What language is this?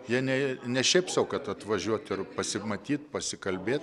Lithuanian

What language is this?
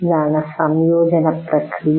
Malayalam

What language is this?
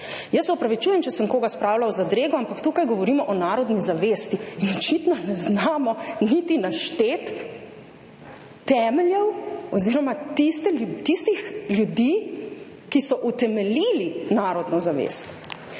Slovenian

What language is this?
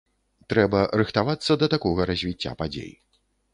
Belarusian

